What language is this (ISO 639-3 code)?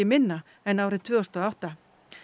isl